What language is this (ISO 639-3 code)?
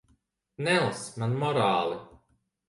lav